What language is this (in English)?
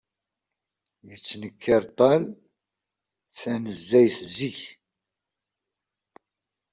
Kabyle